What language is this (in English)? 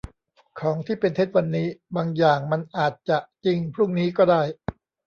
Thai